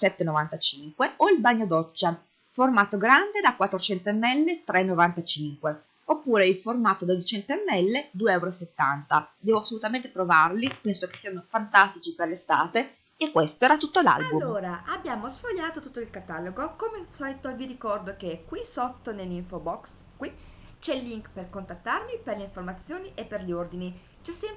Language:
Italian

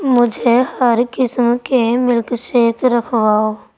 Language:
Urdu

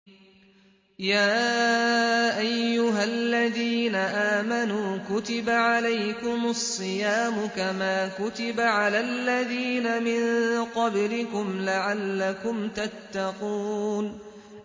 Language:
Arabic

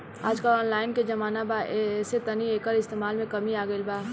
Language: Bhojpuri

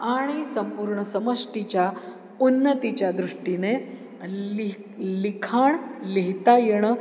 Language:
Marathi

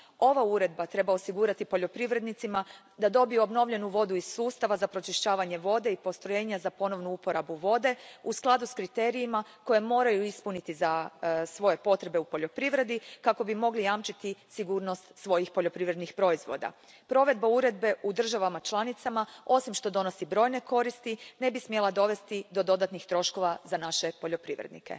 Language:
Croatian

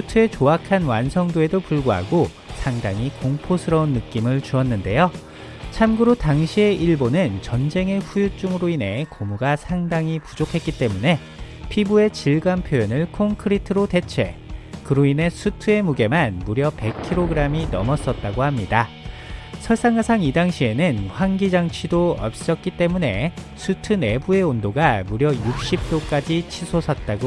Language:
Korean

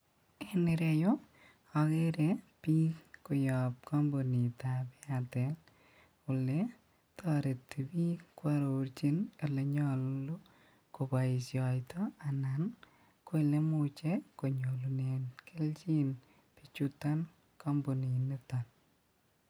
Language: Kalenjin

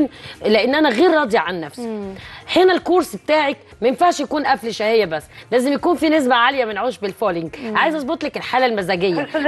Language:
Arabic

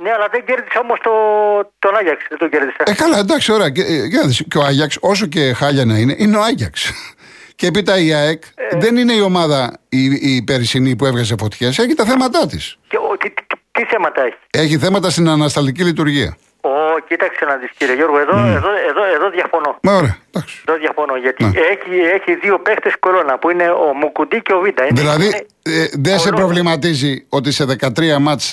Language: Greek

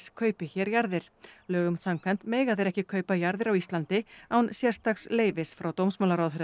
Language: Icelandic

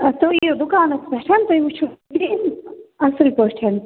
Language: Kashmiri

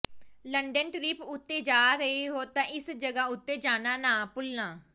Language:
Punjabi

